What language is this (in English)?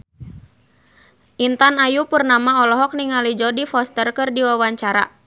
Sundanese